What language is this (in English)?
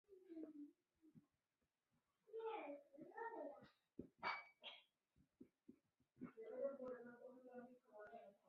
Chinese